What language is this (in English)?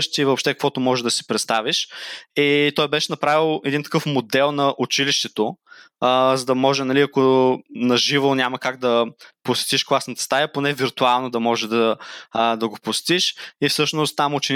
Bulgarian